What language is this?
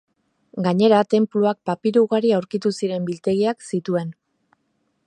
Basque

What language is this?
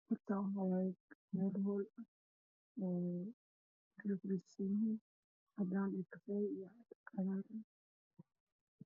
Somali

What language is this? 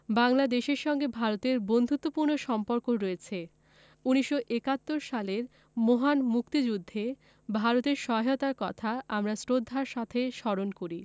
Bangla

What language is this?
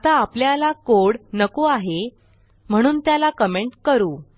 Marathi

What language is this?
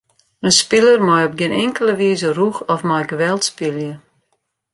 Western Frisian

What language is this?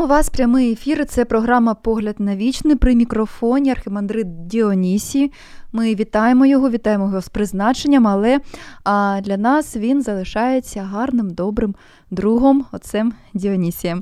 Ukrainian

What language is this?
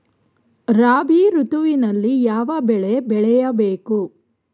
Kannada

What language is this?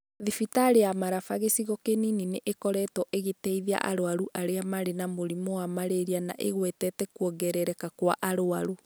Kikuyu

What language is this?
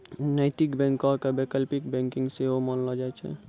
Maithili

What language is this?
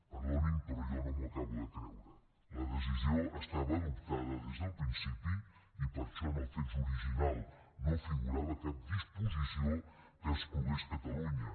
Catalan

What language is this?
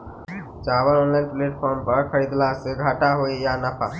Maithili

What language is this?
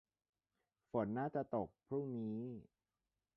Thai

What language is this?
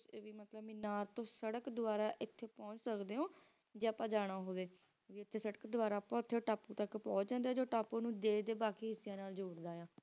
Punjabi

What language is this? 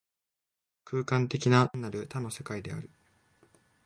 Japanese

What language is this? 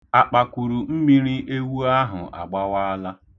Igbo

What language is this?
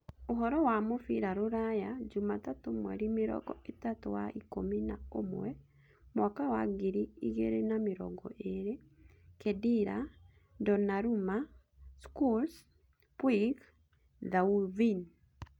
Kikuyu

